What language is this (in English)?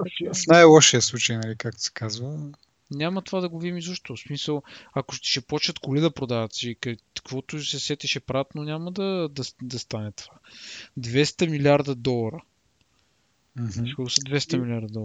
Bulgarian